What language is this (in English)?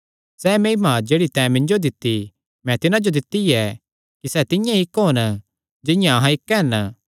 Kangri